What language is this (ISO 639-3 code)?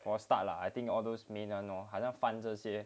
eng